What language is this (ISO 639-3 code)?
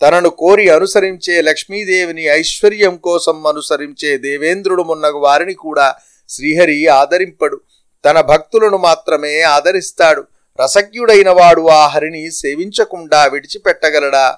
tel